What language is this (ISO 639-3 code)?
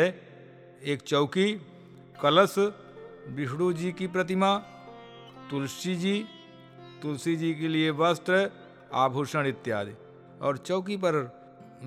hin